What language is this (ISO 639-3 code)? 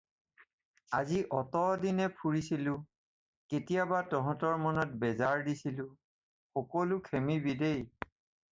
asm